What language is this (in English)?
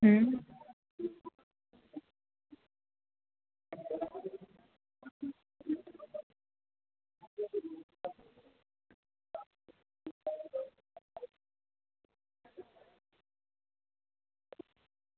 Gujarati